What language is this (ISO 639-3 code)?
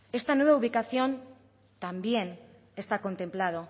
spa